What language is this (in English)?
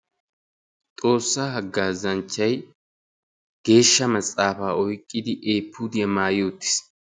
Wolaytta